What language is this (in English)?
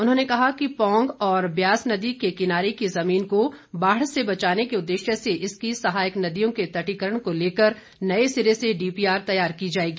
Hindi